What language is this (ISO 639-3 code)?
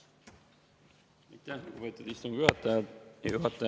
est